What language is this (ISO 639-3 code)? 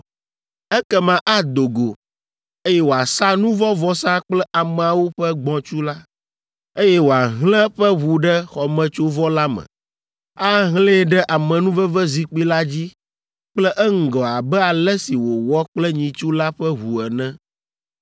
ewe